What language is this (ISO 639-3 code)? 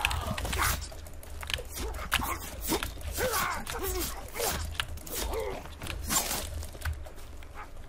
bul